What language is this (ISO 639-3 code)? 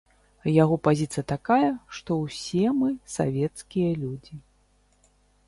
bel